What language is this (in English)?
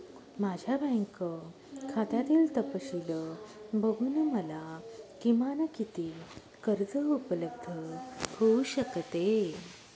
Marathi